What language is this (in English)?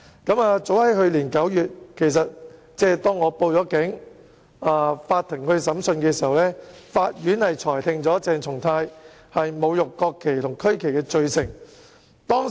Cantonese